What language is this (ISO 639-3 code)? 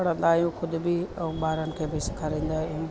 snd